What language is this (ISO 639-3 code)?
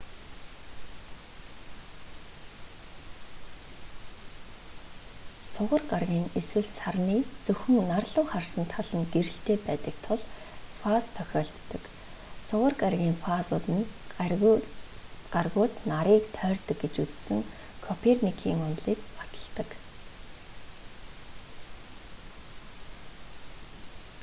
mon